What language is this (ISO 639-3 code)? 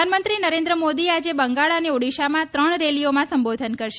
guj